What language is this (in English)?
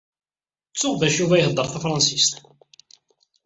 Kabyle